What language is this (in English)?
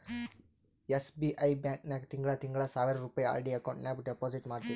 Kannada